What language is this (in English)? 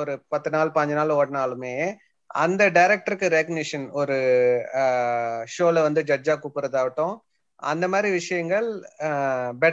Tamil